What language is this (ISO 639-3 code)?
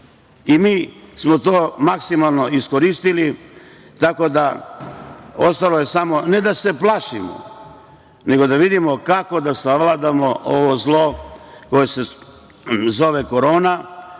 srp